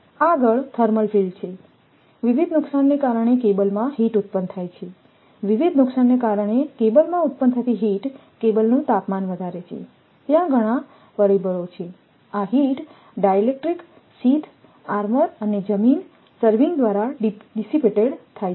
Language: Gujarati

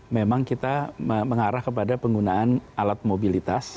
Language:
Indonesian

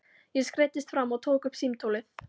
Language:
Icelandic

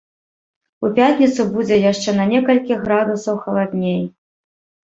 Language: Belarusian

